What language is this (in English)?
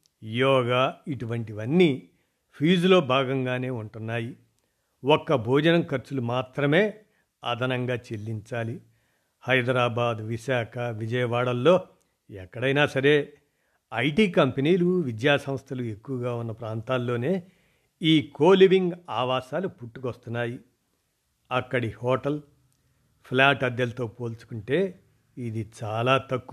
Telugu